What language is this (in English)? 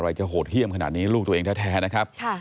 Thai